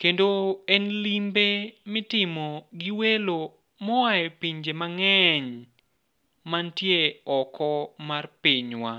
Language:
Luo (Kenya and Tanzania)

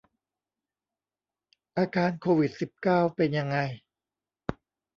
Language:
Thai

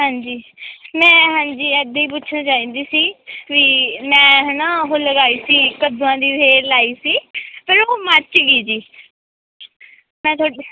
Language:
Punjabi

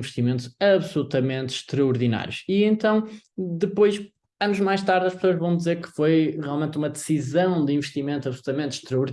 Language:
Portuguese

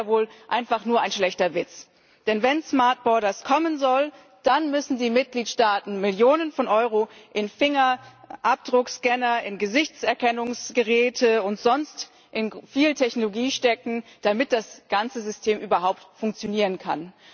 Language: German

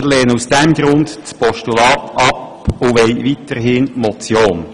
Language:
Swiss German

